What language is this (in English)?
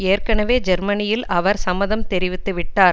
Tamil